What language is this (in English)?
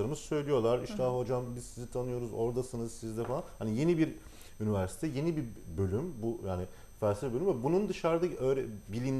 Turkish